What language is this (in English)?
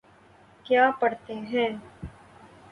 Urdu